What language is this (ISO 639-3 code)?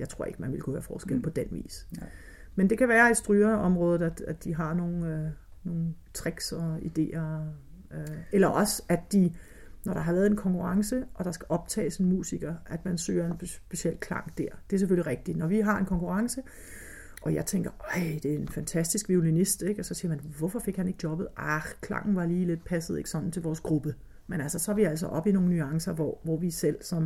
dan